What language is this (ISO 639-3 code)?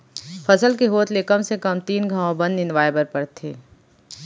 hne